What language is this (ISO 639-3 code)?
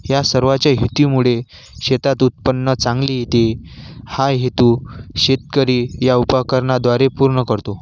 mar